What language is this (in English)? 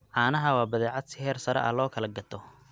Somali